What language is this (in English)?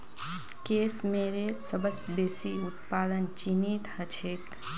Magahi